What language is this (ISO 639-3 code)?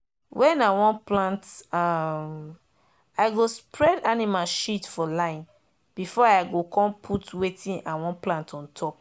pcm